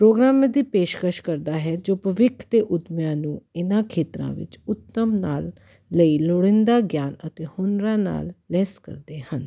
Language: Punjabi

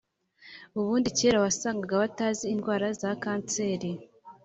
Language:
Kinyarwanda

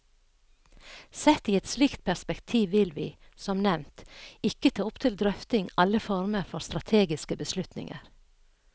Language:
Norwegian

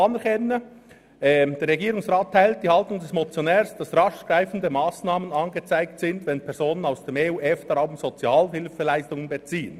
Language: Swiss German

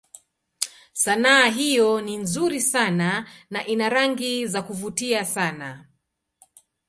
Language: Swahili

